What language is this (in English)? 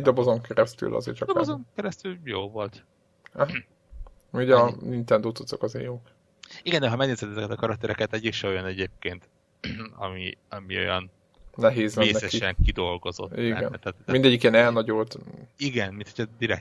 Hungarian